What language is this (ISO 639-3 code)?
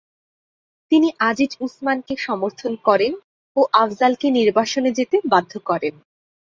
ben